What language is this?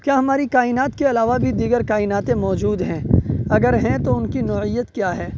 Urdu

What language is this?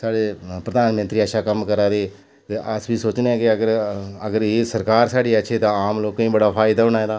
Dogri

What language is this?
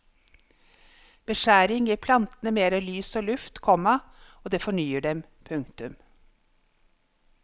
Norwegian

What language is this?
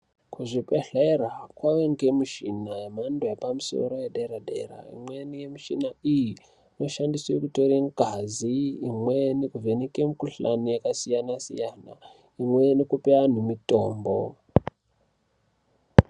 Ndau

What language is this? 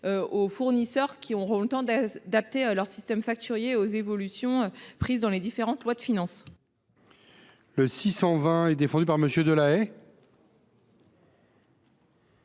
French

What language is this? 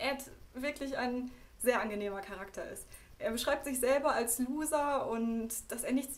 German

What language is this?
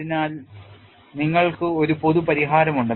Malayalam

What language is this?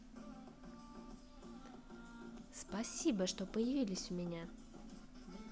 Russian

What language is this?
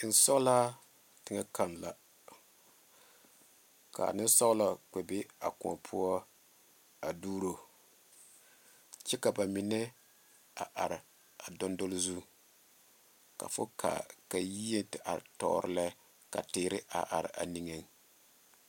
Southern Dagaare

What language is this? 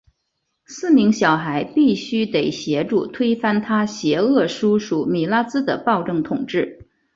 Chinese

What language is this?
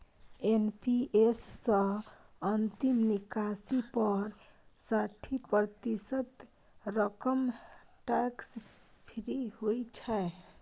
Maithili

